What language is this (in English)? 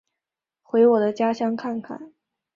Chinese